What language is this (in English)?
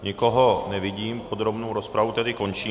Czech